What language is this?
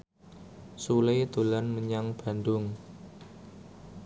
Javanese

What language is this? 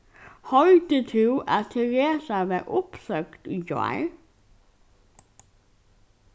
Faroese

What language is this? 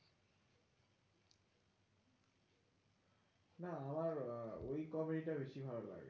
Bangla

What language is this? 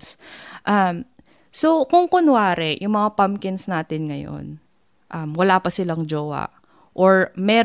Filipino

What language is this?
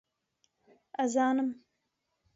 Central Kurdish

